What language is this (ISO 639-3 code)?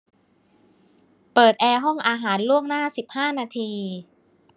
tha